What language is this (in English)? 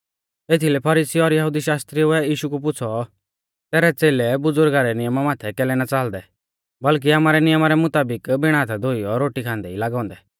Mahasu Pahari